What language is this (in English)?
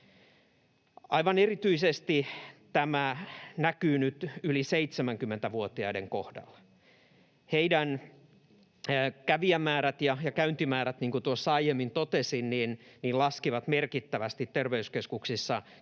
Finnish